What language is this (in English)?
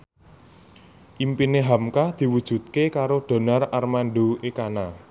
Javanese